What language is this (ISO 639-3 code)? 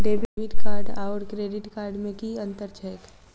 mai